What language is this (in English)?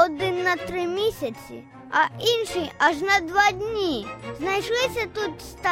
Ukrainian